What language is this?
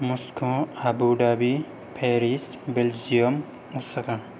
Bodo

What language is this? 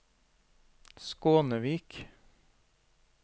Norwegian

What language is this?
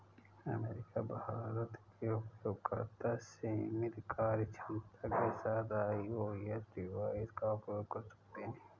Hindi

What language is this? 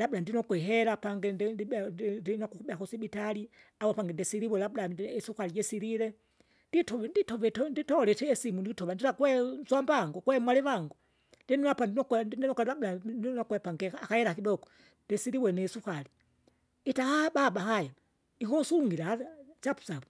Kinga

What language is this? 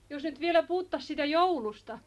Finnish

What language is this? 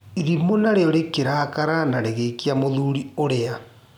Kikuyu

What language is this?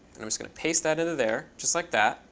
English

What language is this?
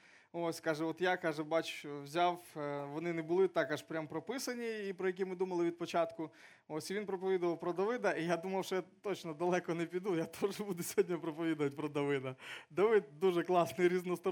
Ukrainian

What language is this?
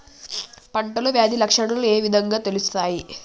Telugu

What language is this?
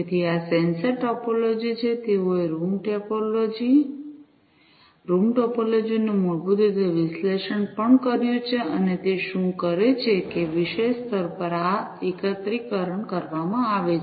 Gujarati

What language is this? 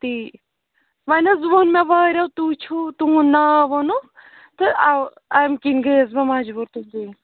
Kashmiri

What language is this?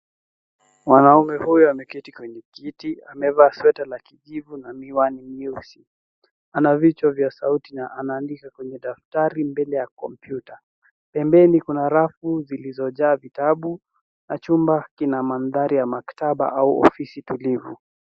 Swahili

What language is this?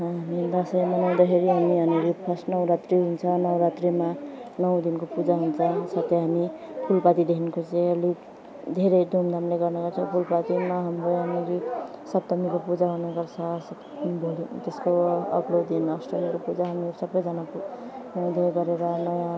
Nepali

